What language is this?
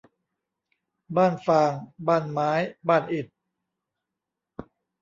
Thai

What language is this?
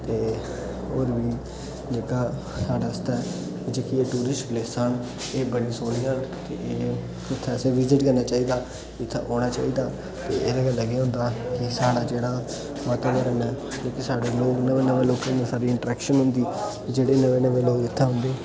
Dogri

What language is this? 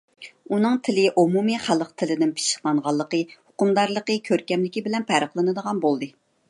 Uyghur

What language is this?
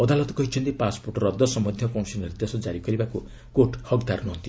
Odia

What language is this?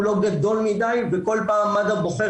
Hebrew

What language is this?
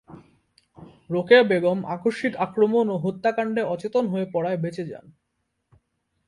Bangla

